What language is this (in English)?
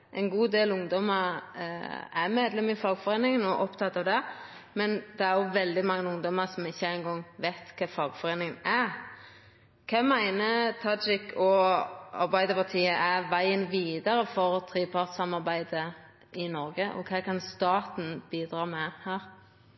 Norwegian Nynorsk